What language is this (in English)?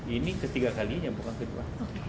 Indonesian